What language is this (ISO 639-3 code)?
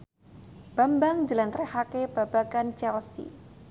jav